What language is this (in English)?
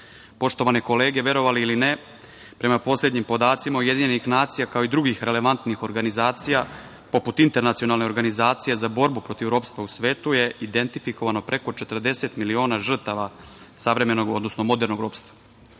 Serbian